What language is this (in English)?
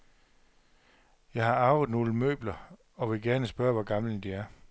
Danish